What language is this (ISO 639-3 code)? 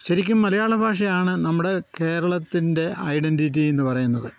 mal